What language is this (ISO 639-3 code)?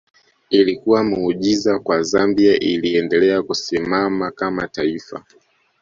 swa